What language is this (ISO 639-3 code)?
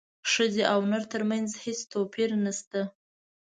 pus